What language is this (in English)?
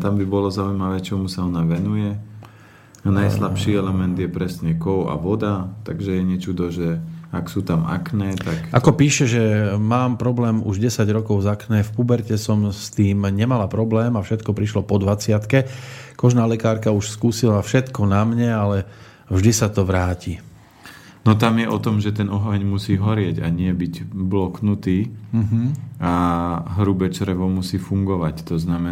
Slovak